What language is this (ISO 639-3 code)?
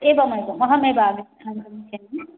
san